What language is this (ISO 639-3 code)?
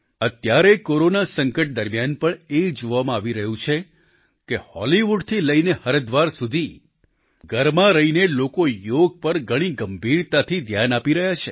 guj